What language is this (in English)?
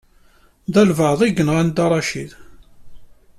Kabyle